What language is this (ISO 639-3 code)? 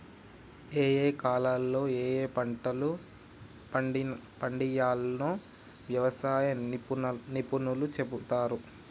tel